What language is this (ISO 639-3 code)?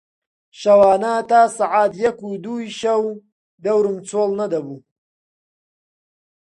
ckb